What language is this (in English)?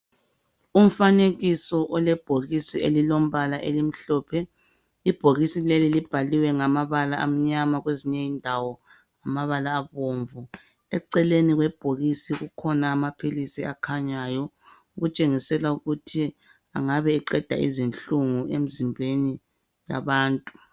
North Ndebele